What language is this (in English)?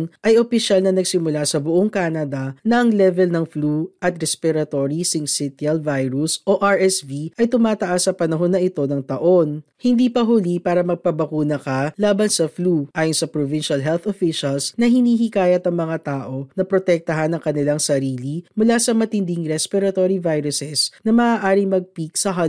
Filipino